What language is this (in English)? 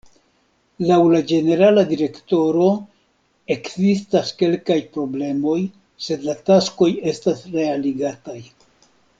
Esperanto